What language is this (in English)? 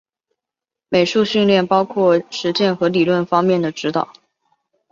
Chinese